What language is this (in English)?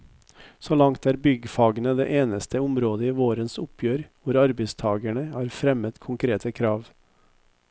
Norwegian